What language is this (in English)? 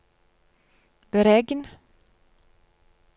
Norwegian